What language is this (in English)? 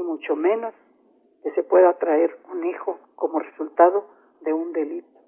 Spanish